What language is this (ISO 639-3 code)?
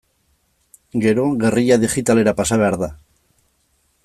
eus